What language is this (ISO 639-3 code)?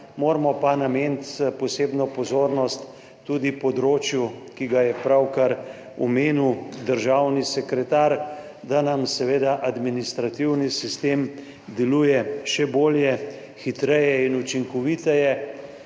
slv